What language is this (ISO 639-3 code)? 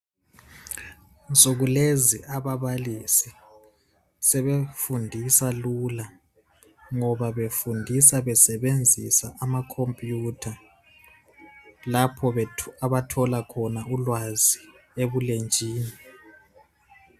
nde